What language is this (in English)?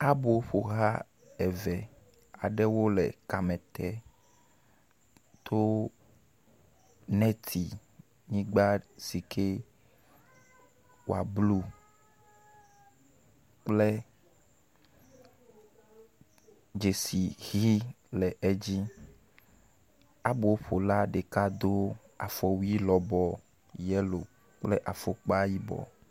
Ewe